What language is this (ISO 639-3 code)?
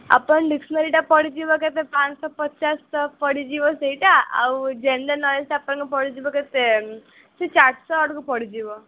ori